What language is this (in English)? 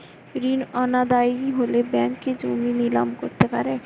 Bangla